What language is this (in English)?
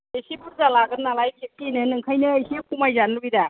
Bodo